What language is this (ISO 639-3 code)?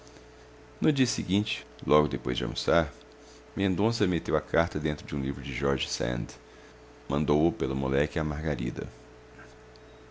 por